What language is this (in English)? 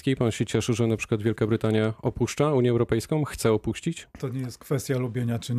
Polish